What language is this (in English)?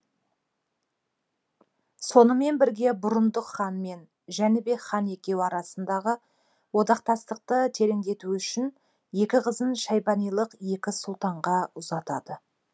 Kazakh